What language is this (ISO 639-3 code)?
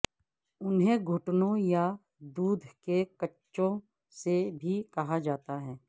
urd